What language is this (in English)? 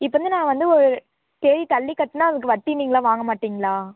Tamil